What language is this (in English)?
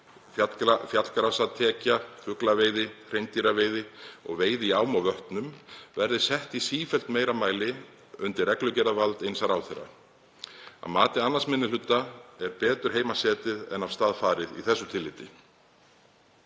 Icelandic